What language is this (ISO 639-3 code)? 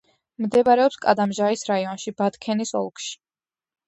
kat